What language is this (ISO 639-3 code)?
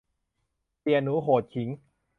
tha